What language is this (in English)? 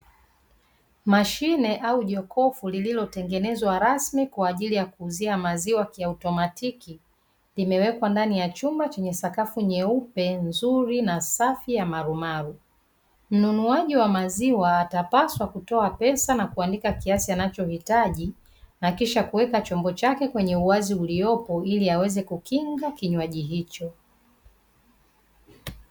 Swahili